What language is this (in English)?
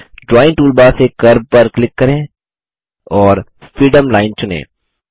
Hindi